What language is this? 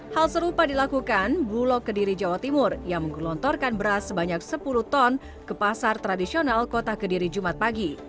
Indonesian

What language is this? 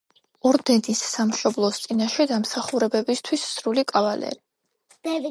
Georgian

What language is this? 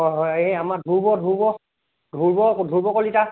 Assamese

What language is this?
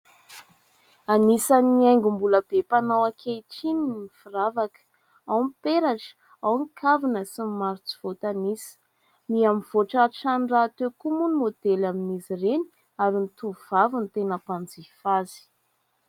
Malagasy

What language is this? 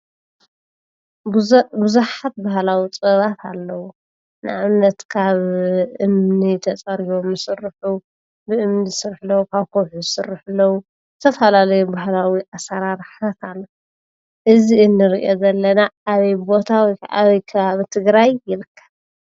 Tigrinya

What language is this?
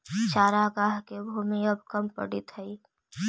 Magahi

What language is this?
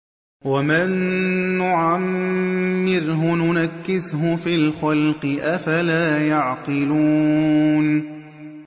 Arabic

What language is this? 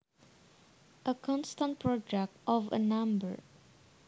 Javanese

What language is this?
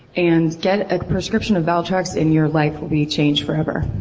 English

